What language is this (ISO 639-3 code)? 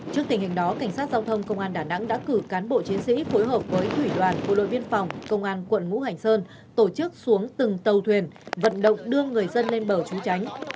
vie